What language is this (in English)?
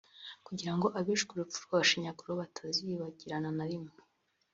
Kinyarwanda